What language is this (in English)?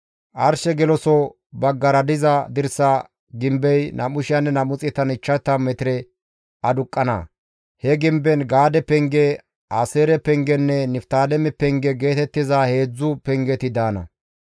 Gamo